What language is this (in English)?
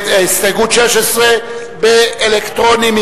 Hebrew